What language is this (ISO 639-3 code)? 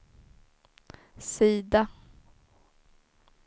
swe